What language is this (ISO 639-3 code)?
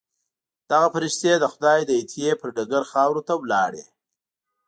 pus